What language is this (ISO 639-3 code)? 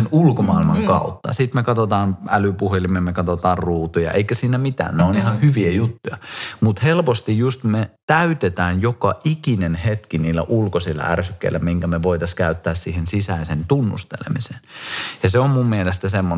fin